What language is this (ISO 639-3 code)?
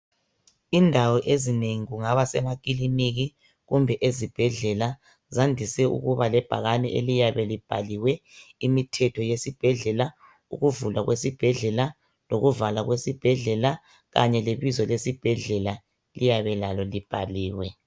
nde